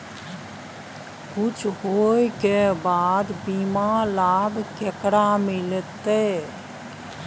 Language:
Maithili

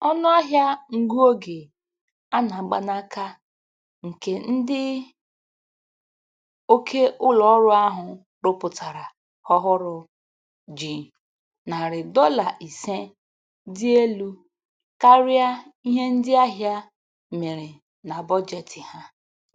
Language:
Igbo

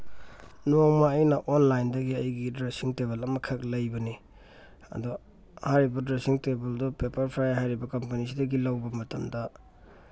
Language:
Manipuri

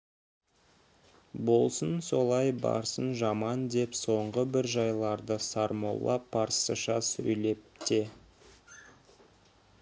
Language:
Kazakh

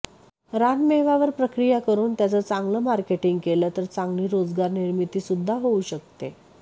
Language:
Marathi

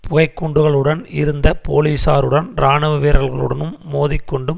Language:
Tamil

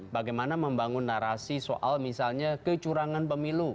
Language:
Indonesian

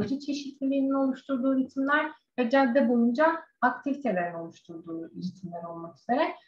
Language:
Turkish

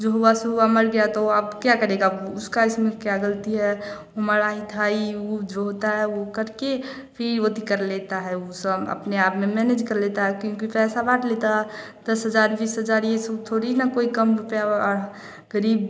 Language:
Hindi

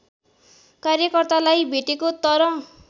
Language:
Nepali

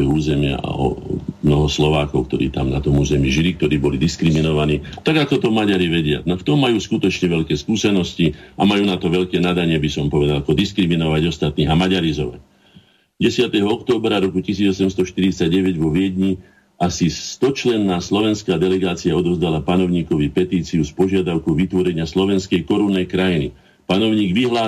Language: Slovak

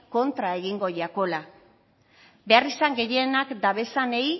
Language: Basque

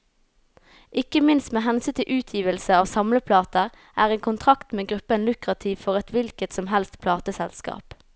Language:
Norwegian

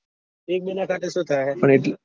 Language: Gujarati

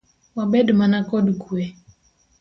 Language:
Luo (Kenya and Tanzania)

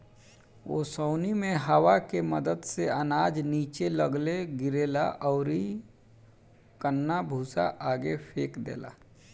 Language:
Bhojpuri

